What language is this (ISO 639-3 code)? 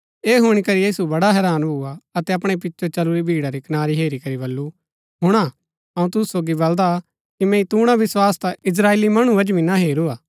gbk